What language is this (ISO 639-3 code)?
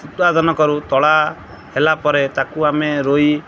ori